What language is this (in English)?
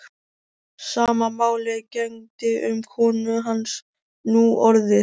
Icelandic